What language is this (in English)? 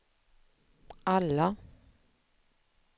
Swedish